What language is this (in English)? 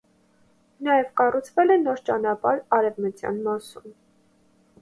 Armenian